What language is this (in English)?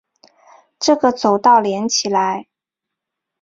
Chinese